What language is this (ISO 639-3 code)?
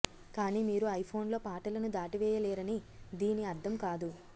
tel